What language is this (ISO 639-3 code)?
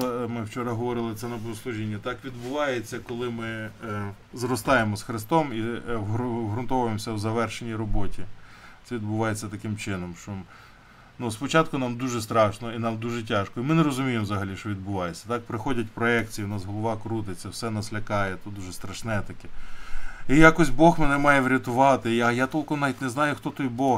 ukr